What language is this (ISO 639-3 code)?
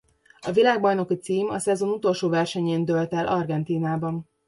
hun